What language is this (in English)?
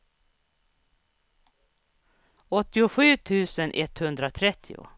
Swedish